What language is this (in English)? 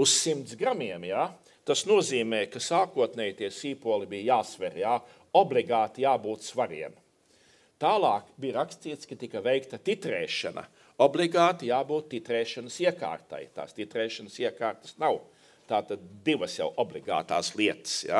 Latvian